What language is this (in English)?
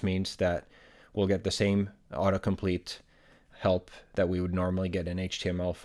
English